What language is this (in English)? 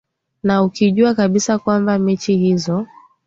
Swahili